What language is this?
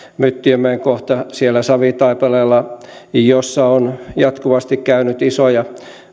Finnish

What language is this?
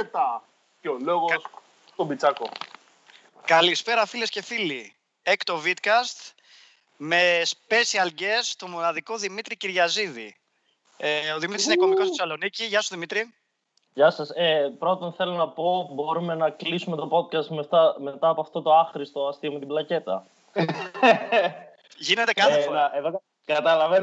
Greek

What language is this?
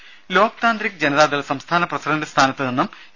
Malayalam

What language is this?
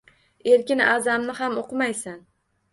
Uzbek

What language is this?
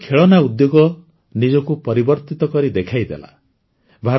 Odia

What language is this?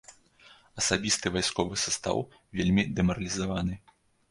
Belarusian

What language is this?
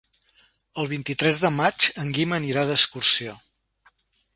Catalan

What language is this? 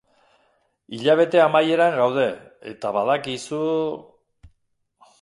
Basque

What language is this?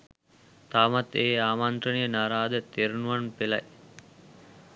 Sinhala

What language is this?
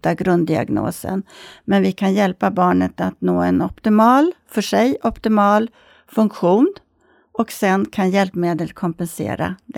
Swedish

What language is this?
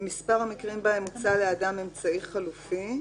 Hebrew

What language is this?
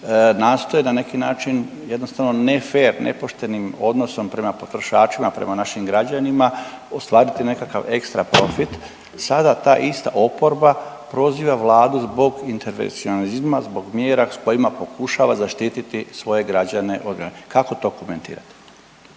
Croatian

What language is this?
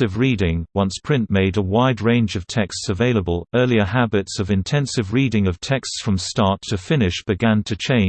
English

